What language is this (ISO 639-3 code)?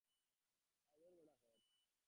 ben